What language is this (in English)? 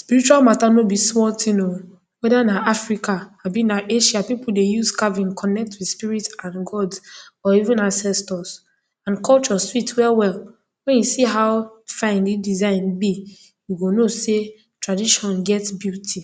Nigerian Pidgin